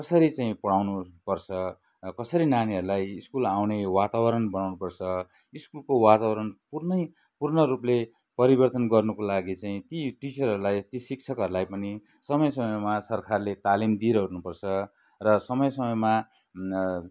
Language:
Nepali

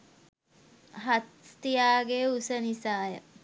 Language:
Sinhala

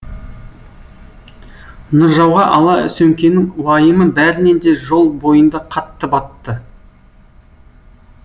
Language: Kazakh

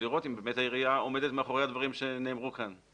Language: Hebrew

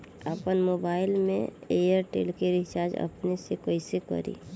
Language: Bhojpuri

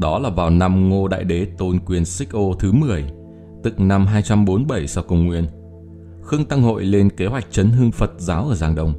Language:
Vietnamese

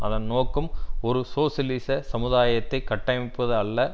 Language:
Tamil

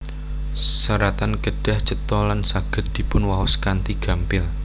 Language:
Javanese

